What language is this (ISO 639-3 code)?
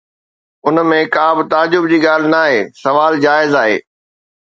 snd